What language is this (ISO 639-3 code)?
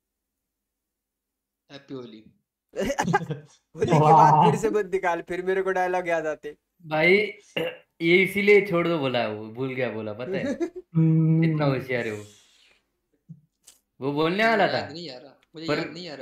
hin